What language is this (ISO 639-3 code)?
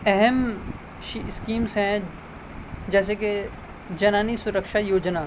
urd